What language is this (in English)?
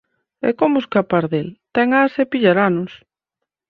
Galician